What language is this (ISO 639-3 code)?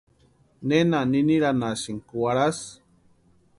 pua